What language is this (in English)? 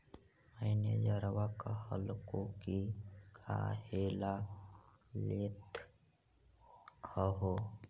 Magahi